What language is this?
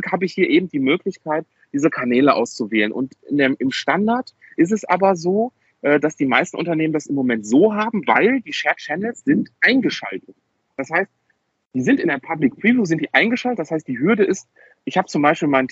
German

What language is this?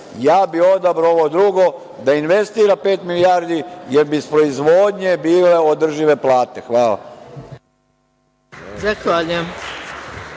Serbian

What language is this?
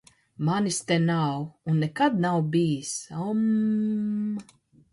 Latvian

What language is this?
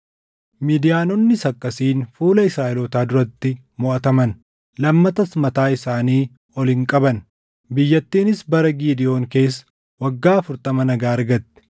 Oromo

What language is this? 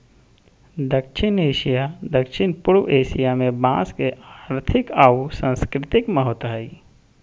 Magahi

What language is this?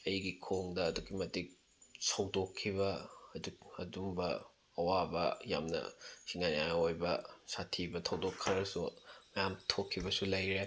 Manipuri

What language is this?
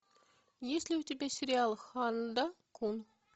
Russian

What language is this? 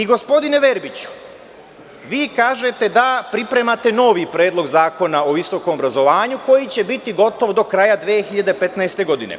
Serbian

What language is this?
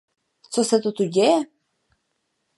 Czech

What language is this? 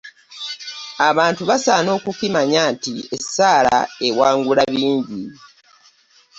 Ganda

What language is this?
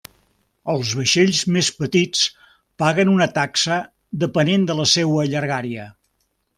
Catalan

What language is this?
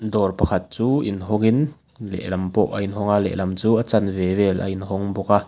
Mizo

